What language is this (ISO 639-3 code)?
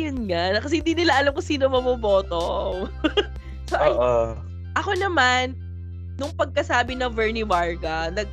fil